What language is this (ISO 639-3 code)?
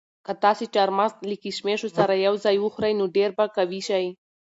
pus